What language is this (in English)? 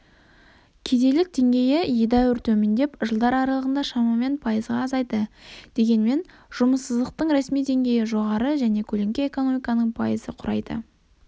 Kazakh